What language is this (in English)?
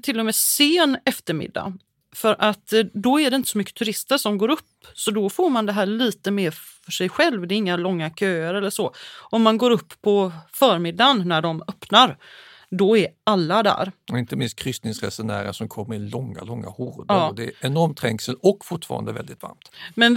Swedish